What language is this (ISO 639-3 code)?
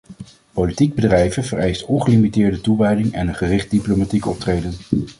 nld